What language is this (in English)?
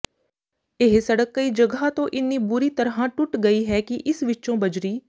Punjabi